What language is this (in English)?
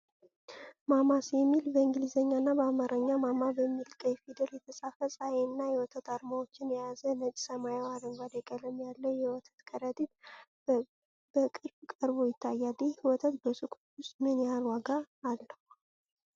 Amharic